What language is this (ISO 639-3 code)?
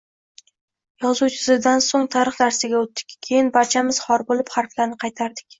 uzb